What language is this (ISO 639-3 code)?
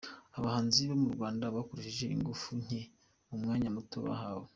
kin